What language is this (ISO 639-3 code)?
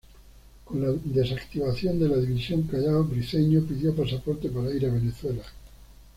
spa